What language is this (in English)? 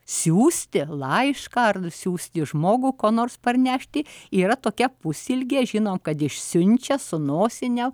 Lithuanian